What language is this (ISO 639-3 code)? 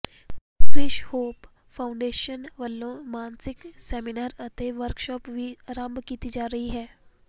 pan